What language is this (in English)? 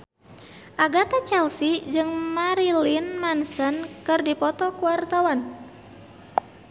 Sundanese